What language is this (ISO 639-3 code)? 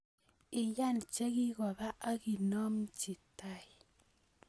kln